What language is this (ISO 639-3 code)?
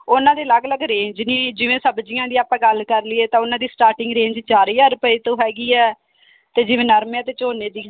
pan